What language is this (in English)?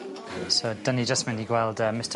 Welsh